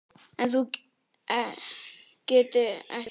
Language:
Icelandic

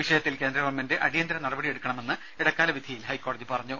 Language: Malayalam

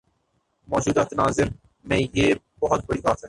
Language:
Urdu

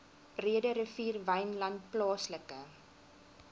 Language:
Afrikaans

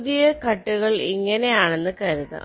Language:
Malayalam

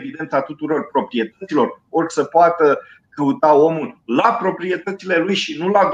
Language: Romanian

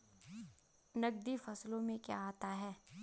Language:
Hindi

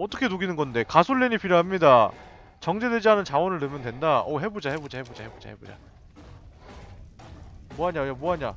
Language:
Korean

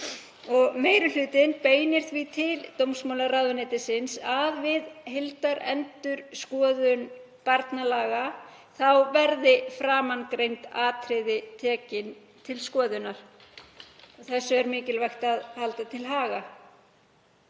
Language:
Icelandic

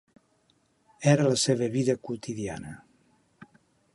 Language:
Catalan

